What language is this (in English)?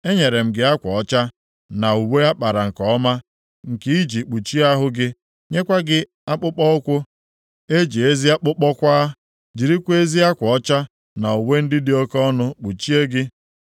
Igbo